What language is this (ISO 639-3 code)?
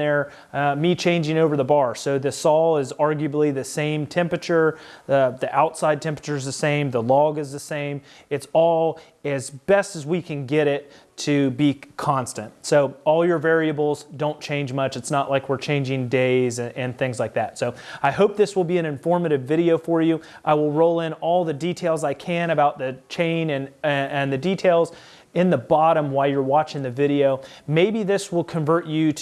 eng